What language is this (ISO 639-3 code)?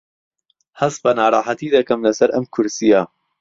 ckb